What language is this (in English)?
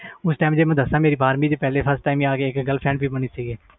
Punjabi